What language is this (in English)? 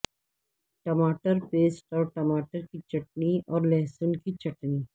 Urdu